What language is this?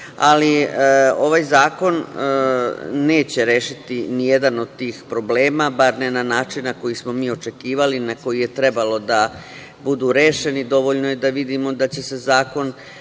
Serbian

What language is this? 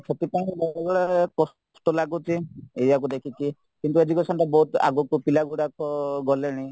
Odia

